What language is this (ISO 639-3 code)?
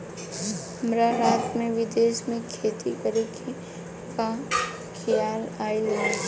bho